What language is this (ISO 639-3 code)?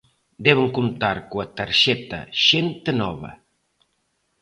glg